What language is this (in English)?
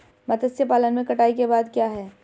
Hindi